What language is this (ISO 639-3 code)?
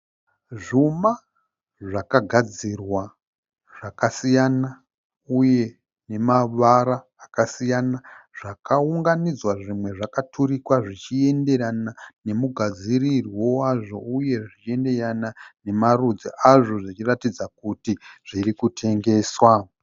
sna